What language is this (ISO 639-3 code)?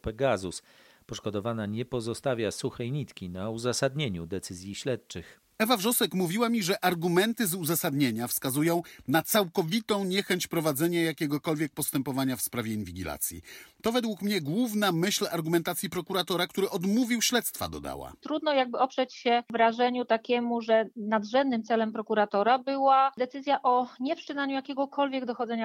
pol